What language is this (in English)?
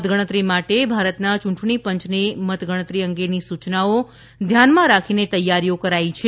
Gujarati